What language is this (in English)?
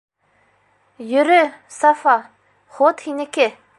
Bashkir